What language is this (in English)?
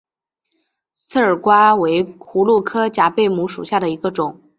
Chinese